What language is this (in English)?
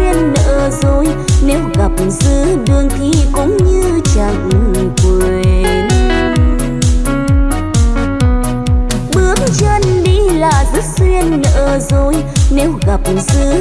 Vietnamese